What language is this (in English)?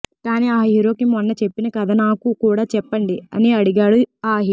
Telugu